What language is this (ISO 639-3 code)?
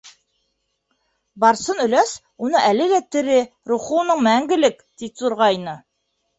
bak